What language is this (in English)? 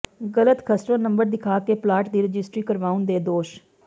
Punjabi